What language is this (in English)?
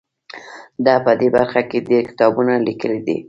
Pashto